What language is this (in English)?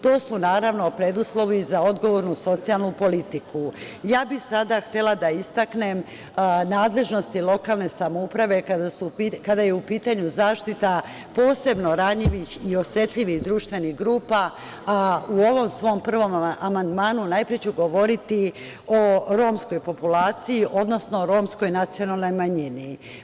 Serbian